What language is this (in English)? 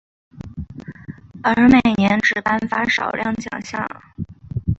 Chinese